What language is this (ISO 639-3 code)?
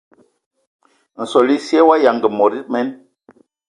ewo